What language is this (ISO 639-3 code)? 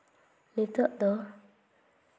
sat